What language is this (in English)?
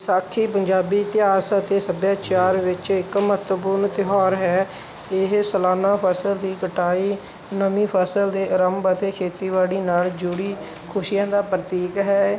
Punjabi